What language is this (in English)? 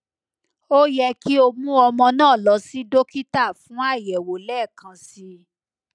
Yoruba